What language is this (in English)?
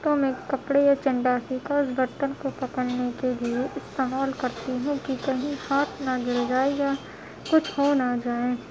Urdu